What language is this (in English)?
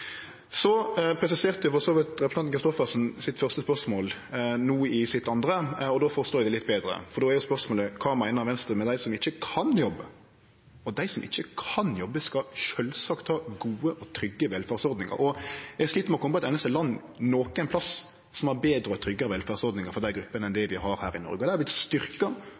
Norwegian Nynorsk